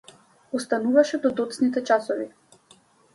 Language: Macedonian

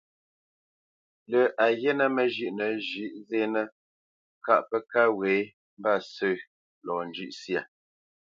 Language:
Bamenyam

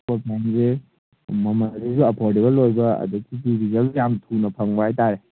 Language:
Manipuri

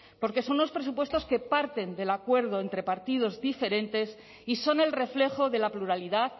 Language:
Spanish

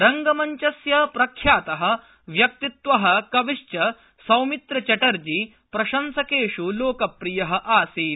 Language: Sanskrit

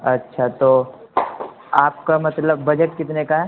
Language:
Urdu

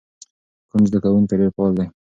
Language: Pashto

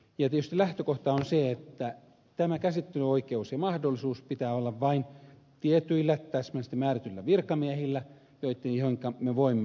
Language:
Finnish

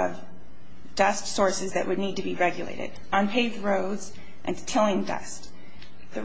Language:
English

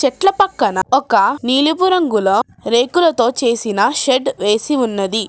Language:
Telugu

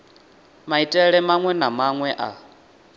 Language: Venda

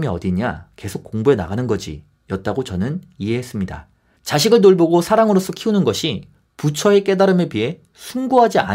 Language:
Korean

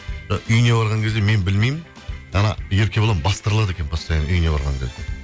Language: Kazakh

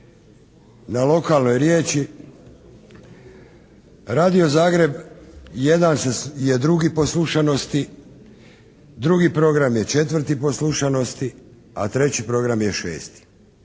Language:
Croatian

